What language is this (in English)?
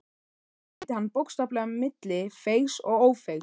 Icelandic